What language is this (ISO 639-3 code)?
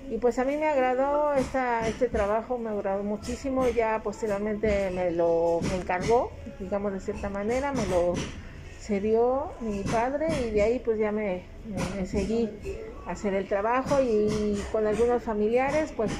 spa